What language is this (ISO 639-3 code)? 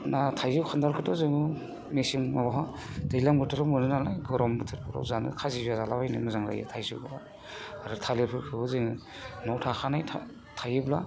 brx